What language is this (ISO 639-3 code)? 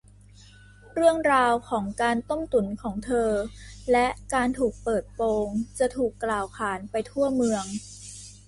tha